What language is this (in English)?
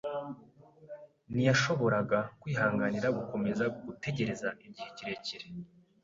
Kinyarwanda